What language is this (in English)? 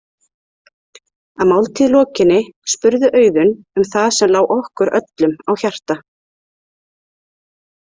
Icelandic